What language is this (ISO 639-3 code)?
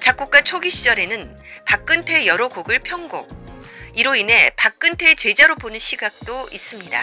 kor